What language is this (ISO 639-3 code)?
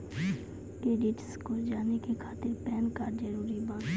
mai